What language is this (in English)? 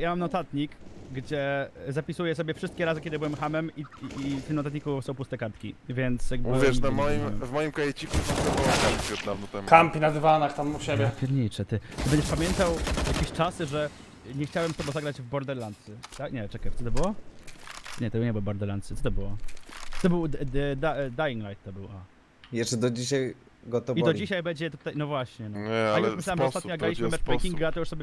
Polish